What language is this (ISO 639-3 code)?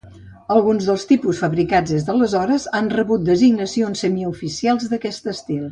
cat